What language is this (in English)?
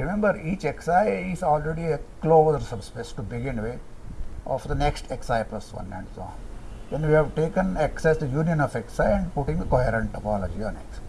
English